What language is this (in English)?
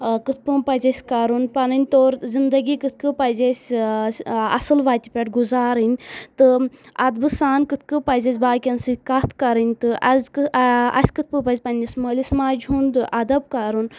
Kashmiri